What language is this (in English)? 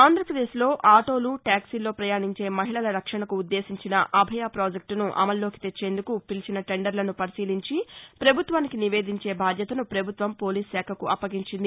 Telugu